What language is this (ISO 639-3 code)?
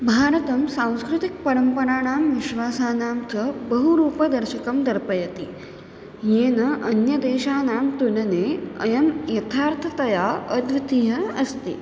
san